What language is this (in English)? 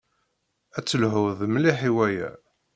Kabyle